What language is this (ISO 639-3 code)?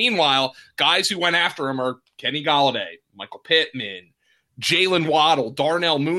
eng